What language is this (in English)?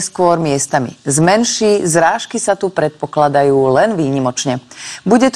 Slovak